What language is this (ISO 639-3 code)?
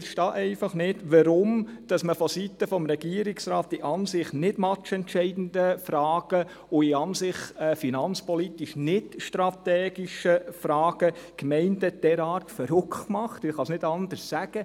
gsw